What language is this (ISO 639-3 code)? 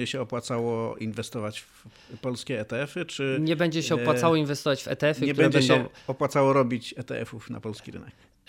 pol